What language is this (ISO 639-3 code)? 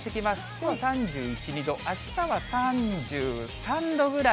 jpn